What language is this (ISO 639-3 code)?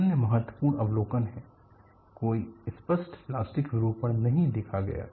hin